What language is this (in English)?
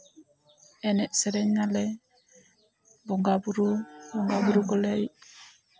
Santali